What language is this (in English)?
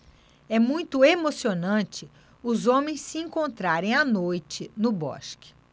Portuguese